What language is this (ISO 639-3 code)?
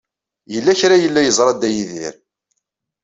kab